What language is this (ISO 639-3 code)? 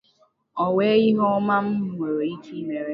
ibo